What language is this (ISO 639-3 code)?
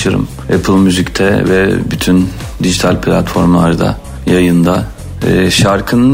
tur